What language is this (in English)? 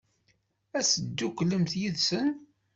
Kabyle